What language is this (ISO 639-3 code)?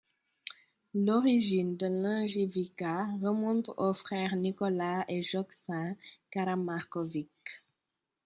fra